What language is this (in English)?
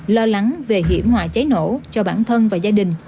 Vietnamese